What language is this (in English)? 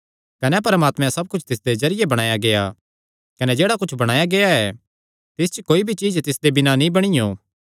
Kangri